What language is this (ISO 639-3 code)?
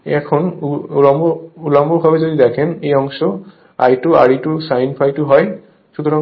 ben